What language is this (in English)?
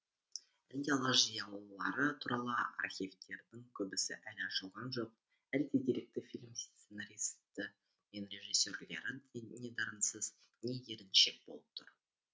Kazakh